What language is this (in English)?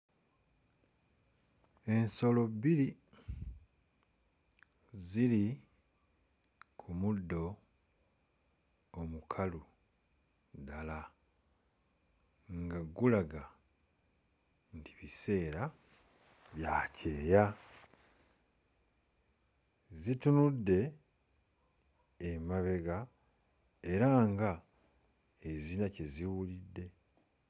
Ganda